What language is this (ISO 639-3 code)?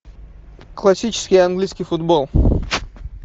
rus